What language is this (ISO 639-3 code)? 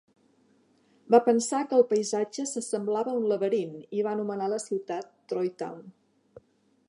cat